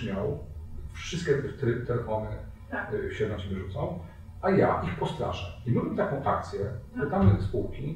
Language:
Polish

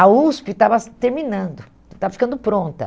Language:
Portuguese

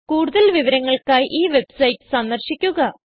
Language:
Malayalam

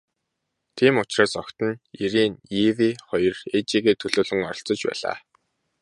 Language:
Mongolian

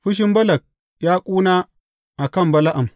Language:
Hausa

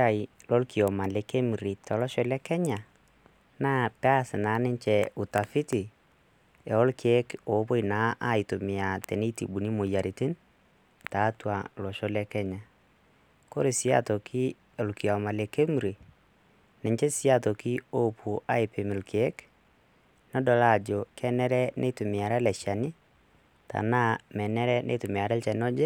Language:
Masai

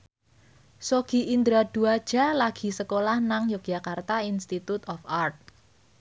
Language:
Javanese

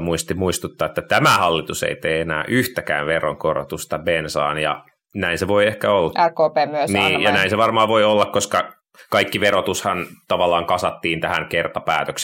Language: Finnish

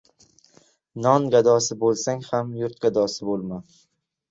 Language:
Uzbek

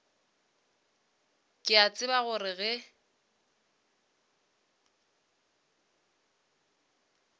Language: Northern Sotho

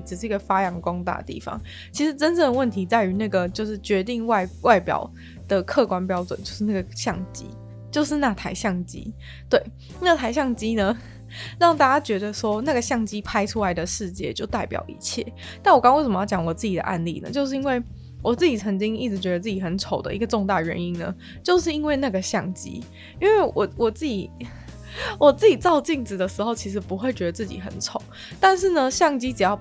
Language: Chinese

